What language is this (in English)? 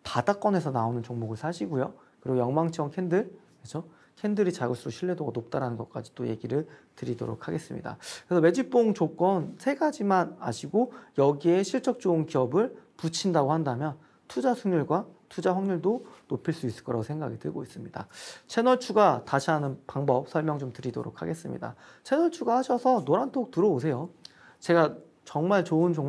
Korean